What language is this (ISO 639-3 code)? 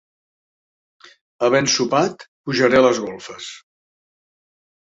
cat